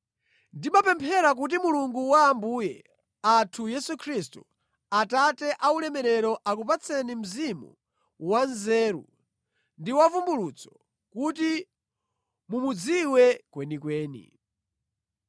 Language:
Nyanja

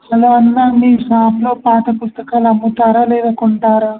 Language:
Telugu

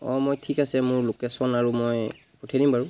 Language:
Assamese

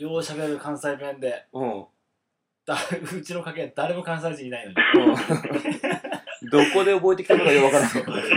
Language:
Japanese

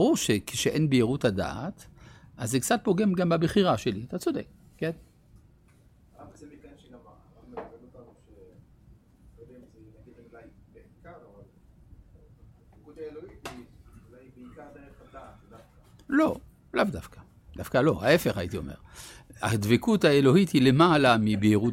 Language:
Hebrew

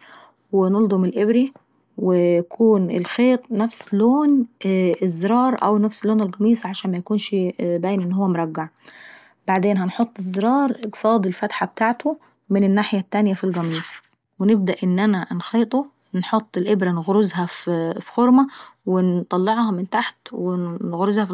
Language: Saidi Arabic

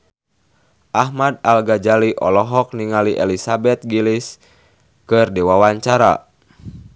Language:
Sundanese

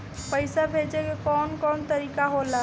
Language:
Bhojpuri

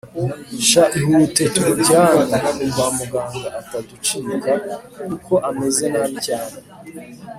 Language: Kinyarwanda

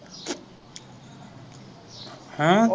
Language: Punjabi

